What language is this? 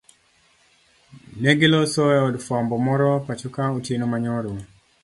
Luo (Kenya and Tanzania)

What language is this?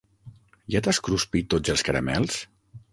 Catalan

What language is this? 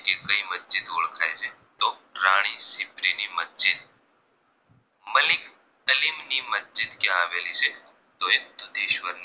Gujarati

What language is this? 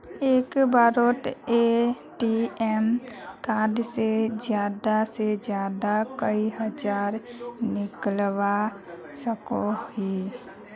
Magahi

